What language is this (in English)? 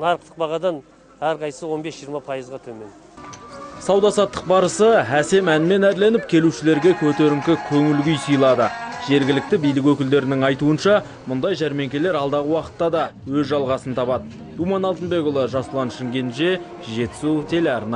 Turkish